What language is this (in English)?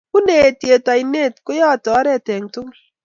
Kalenjin